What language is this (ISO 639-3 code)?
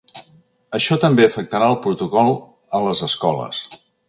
cat